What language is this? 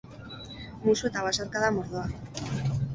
Basque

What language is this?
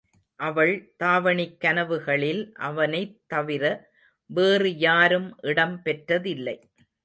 Tamil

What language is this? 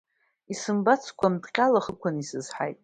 Abkhazian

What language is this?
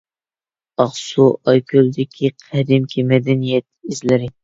Uyghur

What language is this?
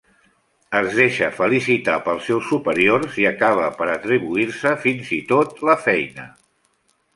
Catalan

